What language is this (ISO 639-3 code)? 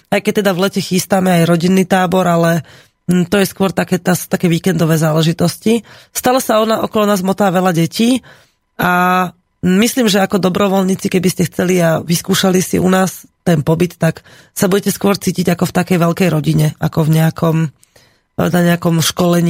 slk